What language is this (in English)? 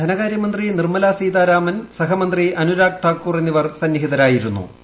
Malayalam